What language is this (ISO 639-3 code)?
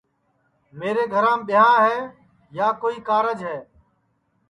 ssi